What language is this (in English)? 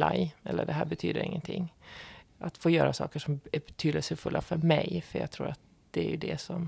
Swedish